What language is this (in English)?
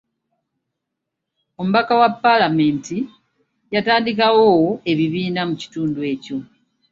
Ganda